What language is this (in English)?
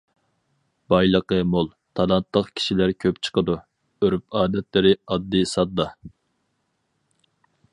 Uyghur